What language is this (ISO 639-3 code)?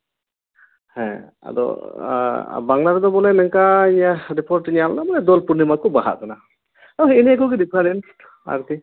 sat